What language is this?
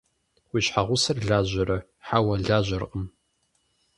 Kabardian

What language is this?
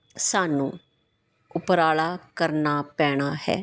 Punjabi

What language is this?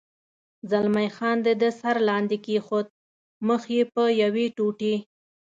Pashto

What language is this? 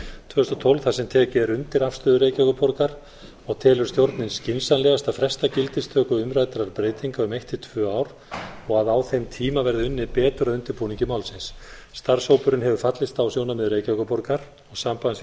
Icelandic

